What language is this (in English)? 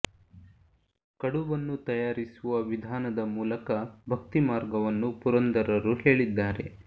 Kannada